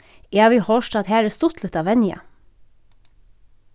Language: Faroese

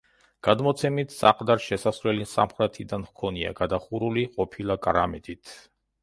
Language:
Georgian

